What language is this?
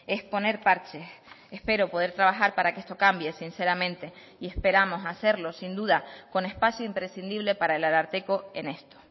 Spanish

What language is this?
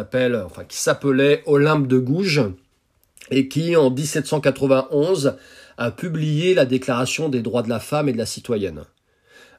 French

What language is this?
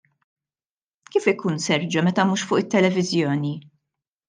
Maltese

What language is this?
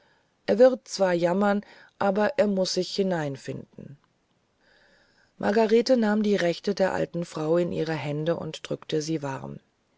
German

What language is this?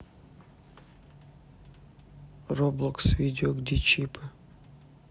Russian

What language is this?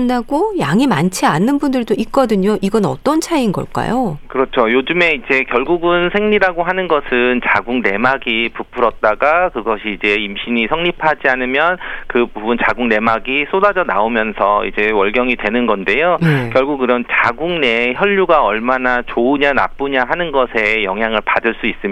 Korean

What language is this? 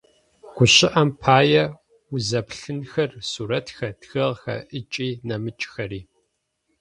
Adyghe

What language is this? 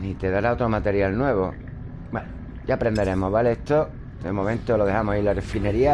Spanish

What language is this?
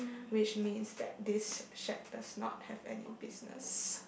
English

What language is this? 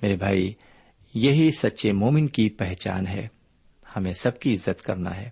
Urdu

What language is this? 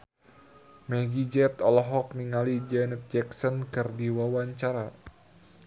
Sundanese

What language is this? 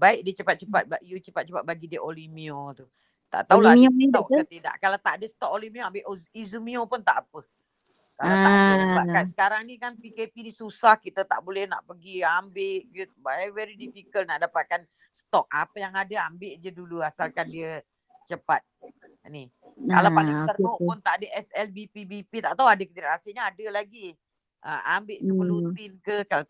Malay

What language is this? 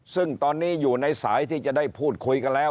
Thai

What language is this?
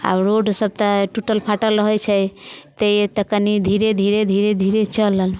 Maithili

